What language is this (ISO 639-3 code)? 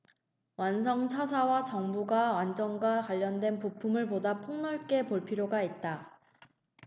kor